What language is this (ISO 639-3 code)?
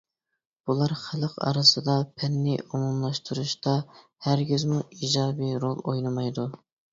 uig